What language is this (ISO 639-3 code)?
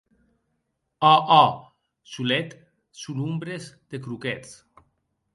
oci